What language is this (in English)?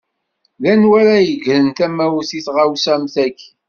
Kabyle